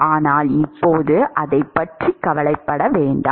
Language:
Tamil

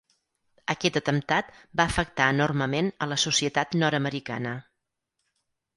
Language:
Catalan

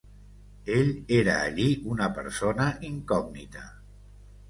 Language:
Catalan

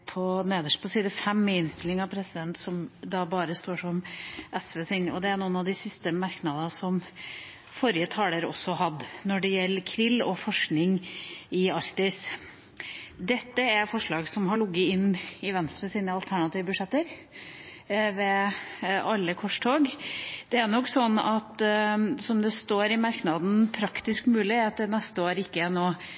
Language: Norwegian Bokmål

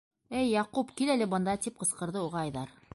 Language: Bashkir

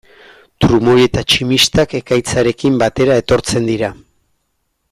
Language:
Basque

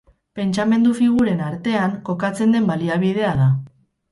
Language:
Basque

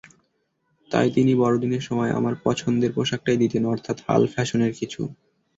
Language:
Bangla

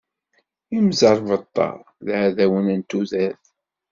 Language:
Kabyle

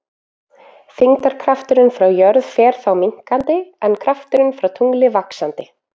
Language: Icelandic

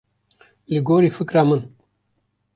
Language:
Kurdish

